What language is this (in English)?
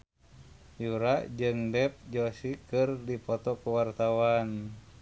Sundanese